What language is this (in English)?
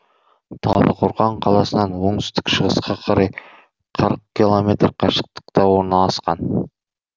Kazakh